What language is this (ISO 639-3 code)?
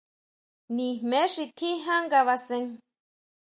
mau